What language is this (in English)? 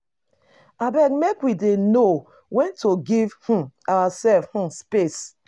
Nigerian Pidgin